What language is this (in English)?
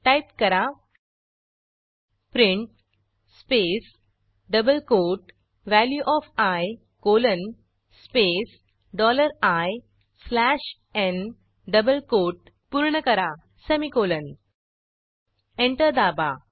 Marathi